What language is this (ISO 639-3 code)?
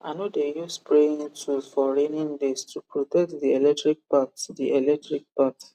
pcm